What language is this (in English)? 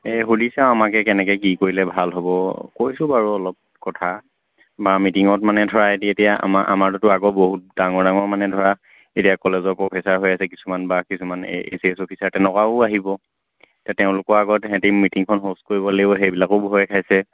Assamese